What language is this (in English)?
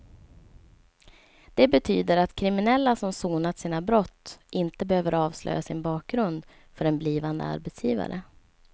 Swedish